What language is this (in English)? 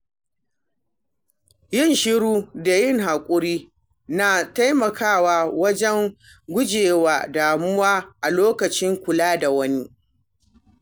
Hausa